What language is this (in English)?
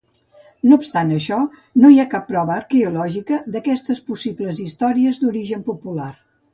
Catalan